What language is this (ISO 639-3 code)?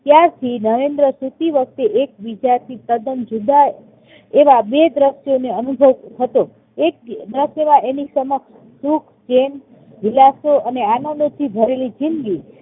guj